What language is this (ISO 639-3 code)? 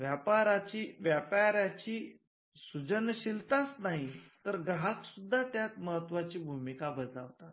mar